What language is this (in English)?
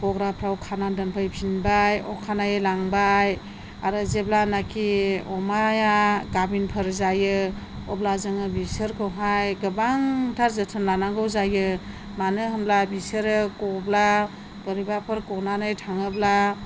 Bodo